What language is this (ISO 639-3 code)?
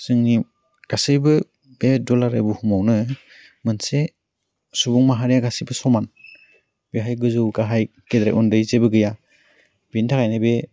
brx